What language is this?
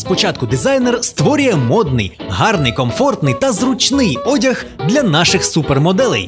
Ukrainian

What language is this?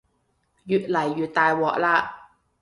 Cantonese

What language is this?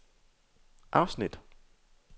Danish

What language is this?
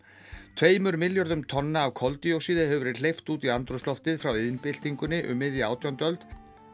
Icelandic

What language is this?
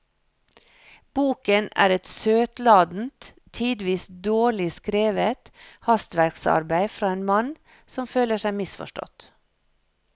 Norwegian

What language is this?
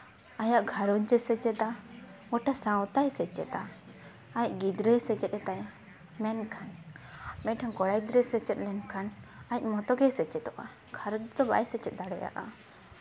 Santali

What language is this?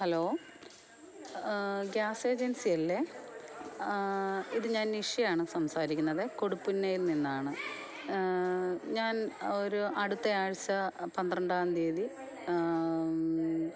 Malayalam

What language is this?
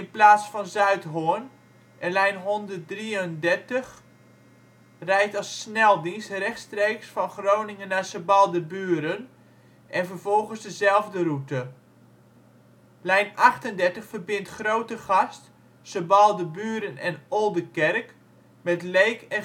Dutch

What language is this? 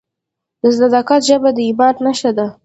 Pashto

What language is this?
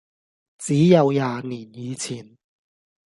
Cantonese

